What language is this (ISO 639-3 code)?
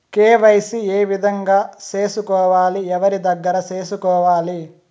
tel